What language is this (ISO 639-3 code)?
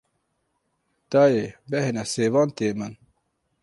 kur